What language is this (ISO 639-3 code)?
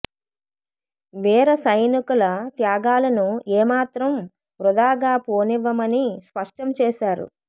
tel